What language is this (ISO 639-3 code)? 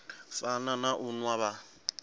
ven